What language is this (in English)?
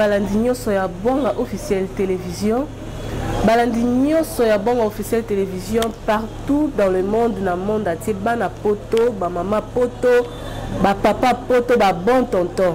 French